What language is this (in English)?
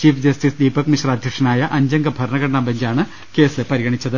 Malayalam